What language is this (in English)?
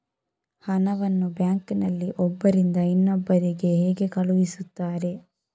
Kannada